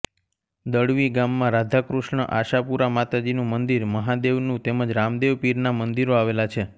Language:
Gujarati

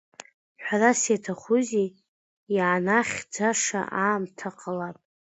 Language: Abkhazian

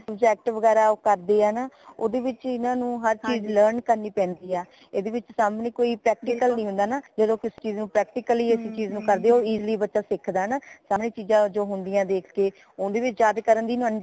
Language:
Punjabi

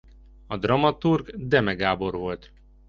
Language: Hungarian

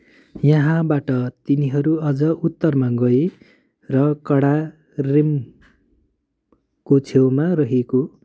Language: Nepali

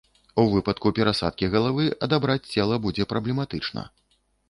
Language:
Belarusian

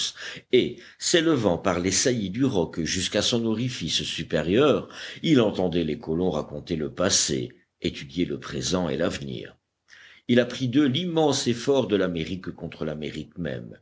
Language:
French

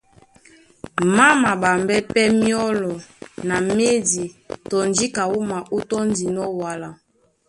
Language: Duala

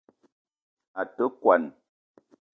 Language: Eton (Cameroon)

